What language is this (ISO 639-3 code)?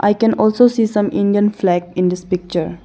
eng